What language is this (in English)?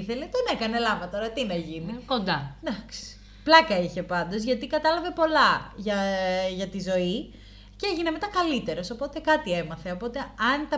Greek